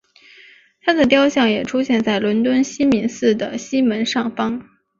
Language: Chinese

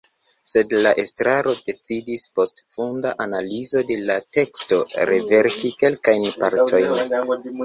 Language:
Esperanto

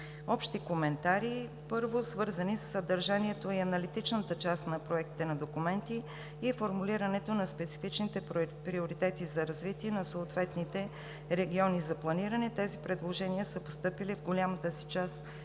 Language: Bulgarian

